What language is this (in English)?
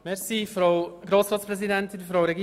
Swiss German